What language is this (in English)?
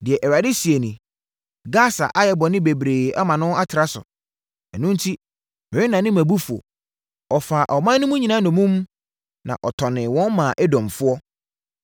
Akan